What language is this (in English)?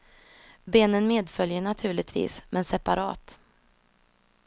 Swedish